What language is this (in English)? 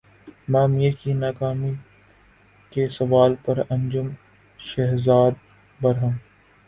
Urdu